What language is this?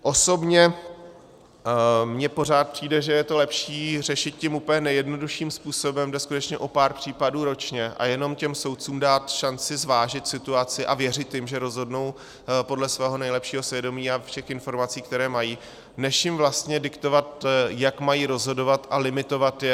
Czech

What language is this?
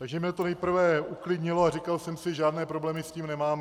Czech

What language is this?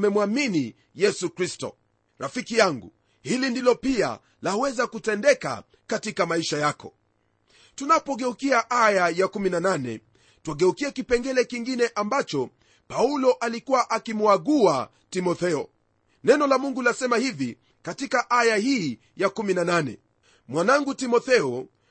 Swahili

